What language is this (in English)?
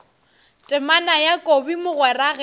Northern Sotho